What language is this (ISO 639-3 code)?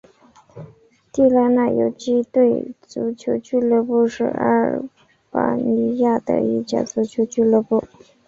zho